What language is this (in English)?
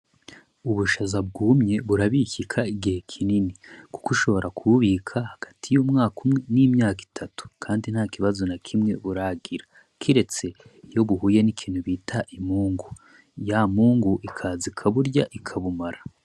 Rundi